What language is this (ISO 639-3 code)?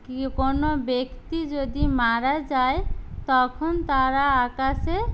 ben